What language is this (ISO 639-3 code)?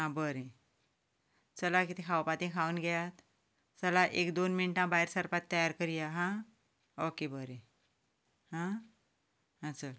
kok